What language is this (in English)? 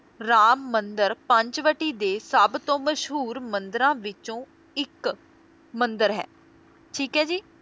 Punjabi